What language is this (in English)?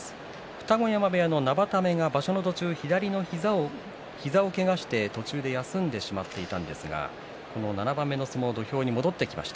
Japanese